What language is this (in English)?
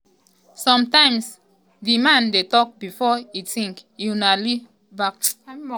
Nigerian Pidgin